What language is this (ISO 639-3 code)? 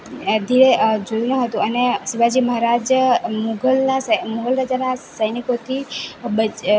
guj